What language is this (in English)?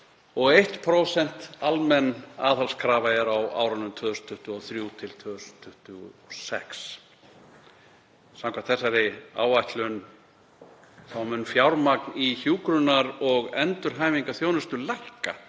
Icelandic